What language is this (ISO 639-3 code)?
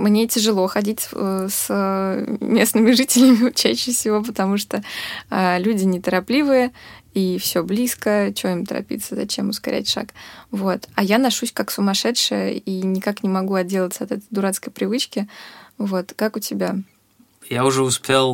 rus